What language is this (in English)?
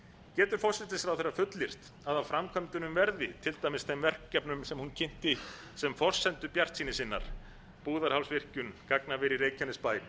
Icelandic